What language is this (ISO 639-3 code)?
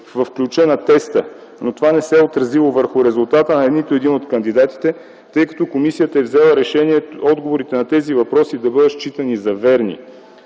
bul